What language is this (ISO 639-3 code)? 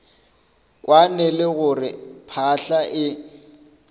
nso